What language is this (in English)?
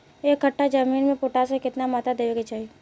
Bhojpuri